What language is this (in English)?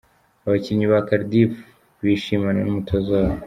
Kinyarwanda